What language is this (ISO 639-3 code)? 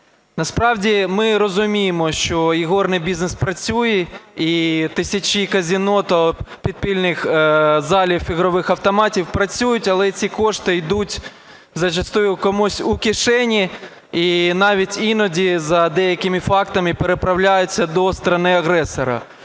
ukr